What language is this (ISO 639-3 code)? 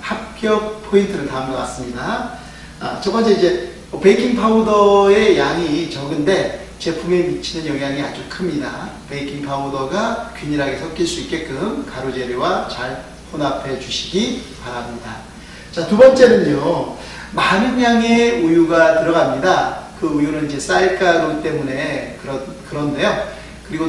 kor